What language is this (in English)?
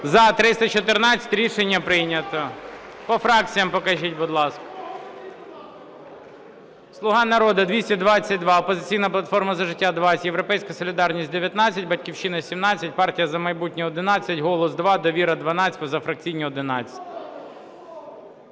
Ukrainian